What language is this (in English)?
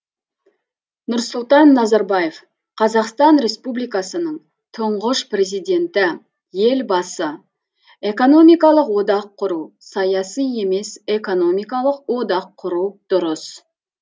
Kazakh